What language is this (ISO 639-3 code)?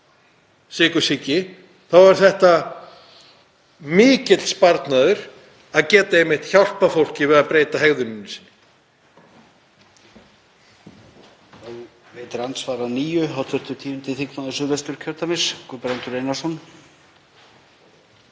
isl